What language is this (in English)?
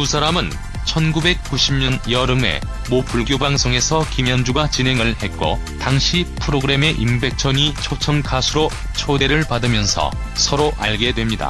Korean